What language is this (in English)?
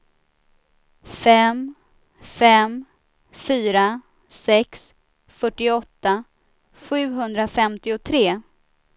Swedish